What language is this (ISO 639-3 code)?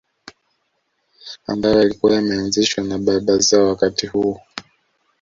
swa